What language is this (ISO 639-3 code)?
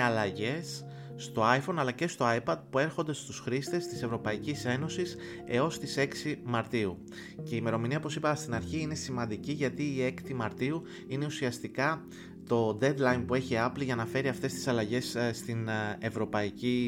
ell